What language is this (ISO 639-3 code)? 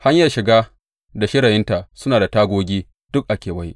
hau